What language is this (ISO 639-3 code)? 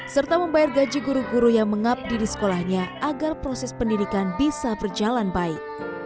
ind